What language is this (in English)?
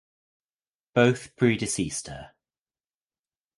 English